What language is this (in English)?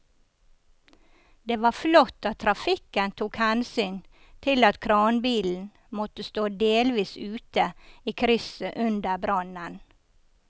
Norwegian